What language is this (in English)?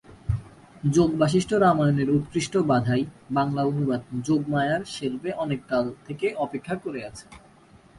Bangla